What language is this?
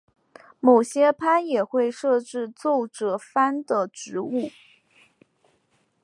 Chinese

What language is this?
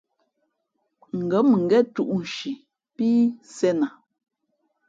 Fe'fe'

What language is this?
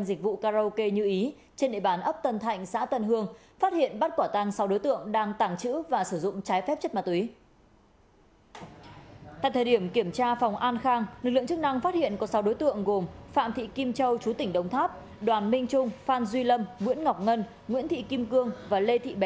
Vietnamese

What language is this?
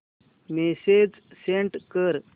Marathi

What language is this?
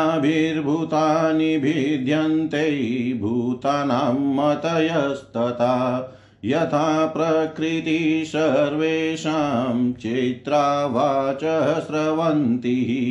Hindi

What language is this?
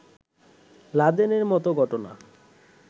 Bangla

